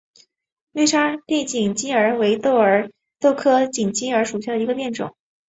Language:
Chinese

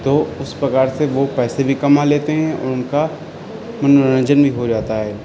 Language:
Urdu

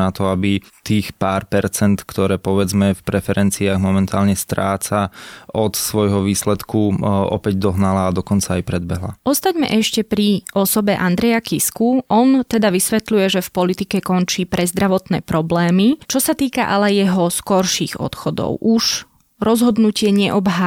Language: Slovak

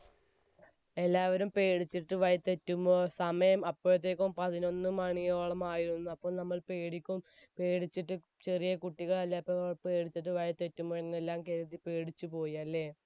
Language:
Malayalam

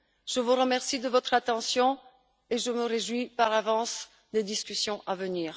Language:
French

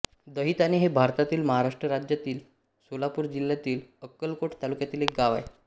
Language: Marathi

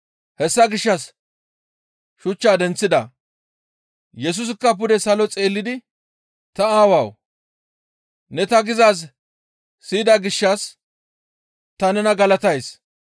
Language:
Gamo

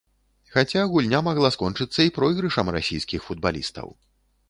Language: Belarusian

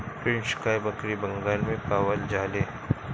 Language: Bhojpuri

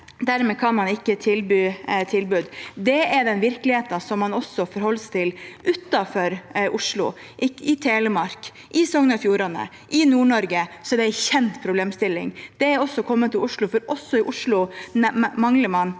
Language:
Norwegian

